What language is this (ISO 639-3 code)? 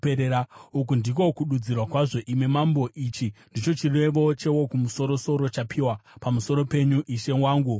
sna